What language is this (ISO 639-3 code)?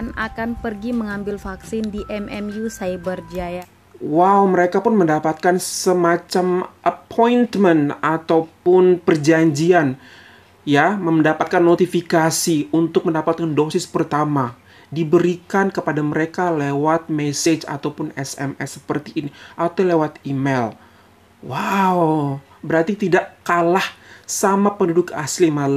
ind